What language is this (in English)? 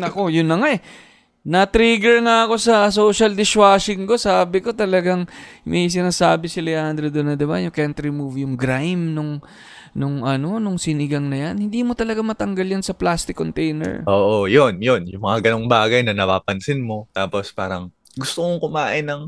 Filipino